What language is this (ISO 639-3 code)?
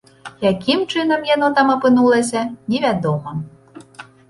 bel